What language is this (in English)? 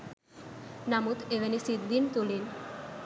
Sinhala